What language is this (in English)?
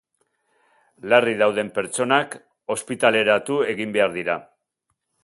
Basque